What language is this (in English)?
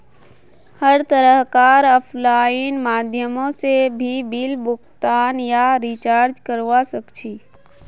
Magahi